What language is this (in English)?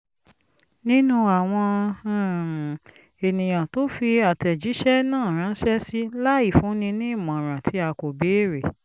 Yoruba